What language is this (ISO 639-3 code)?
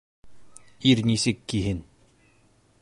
bak